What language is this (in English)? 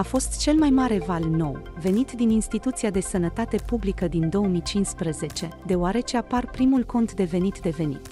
Romanian